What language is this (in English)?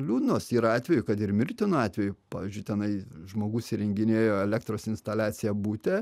Lithuanian